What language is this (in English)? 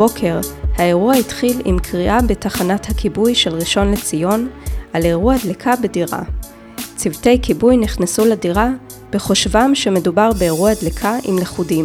Hebrew